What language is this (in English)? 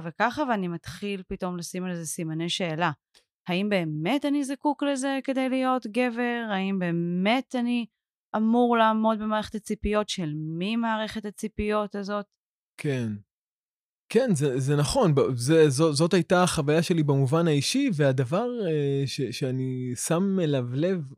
Hebrew